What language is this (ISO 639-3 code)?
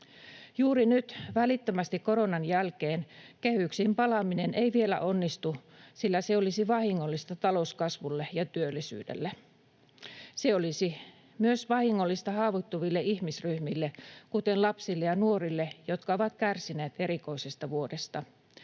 fin